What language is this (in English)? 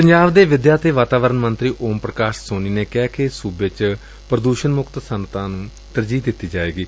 Punjabi